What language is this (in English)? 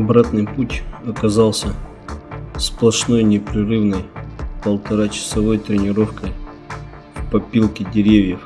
Russian